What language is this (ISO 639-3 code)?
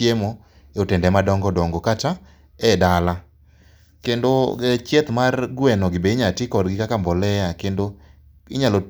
luo